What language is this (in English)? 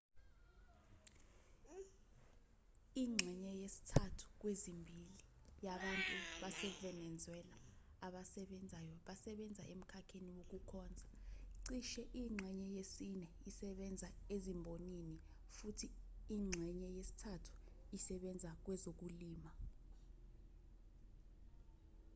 Zulu